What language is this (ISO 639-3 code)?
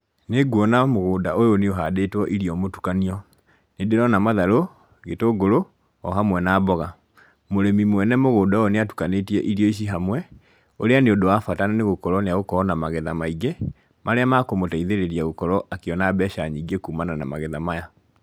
kik